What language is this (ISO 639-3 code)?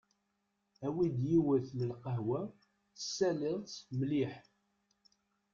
kab